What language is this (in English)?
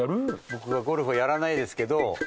Japanese